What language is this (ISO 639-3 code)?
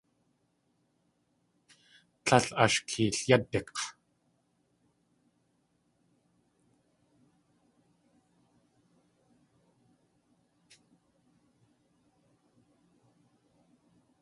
tli